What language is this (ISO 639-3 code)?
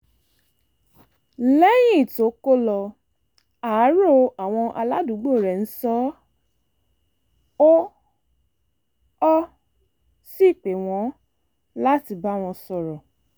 yor